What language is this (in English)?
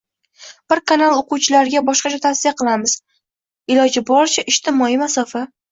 Uzbek